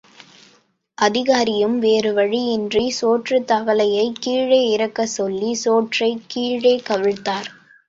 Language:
Tamil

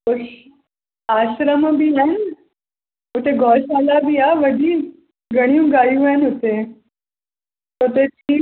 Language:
Sindhi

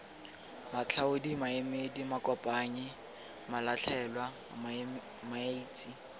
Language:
Tswana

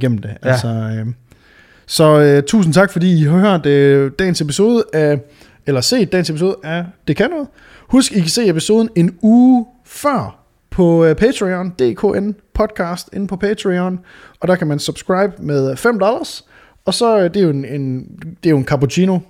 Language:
Danish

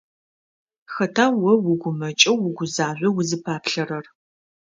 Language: Adyghe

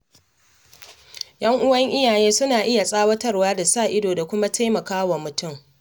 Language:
Hausa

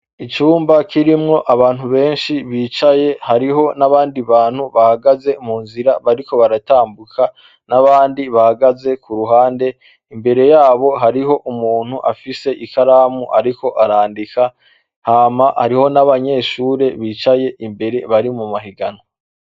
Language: Rundi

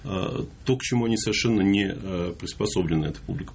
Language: Russian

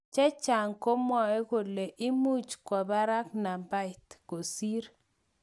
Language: Kalenjin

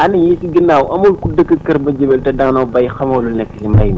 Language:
Wolof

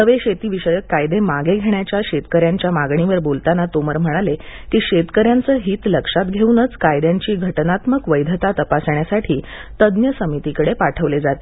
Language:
Marathi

